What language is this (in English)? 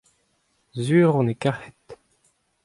Breton